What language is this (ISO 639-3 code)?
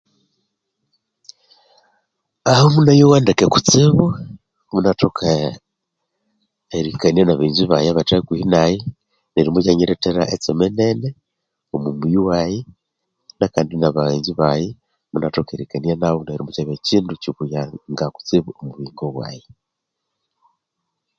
koo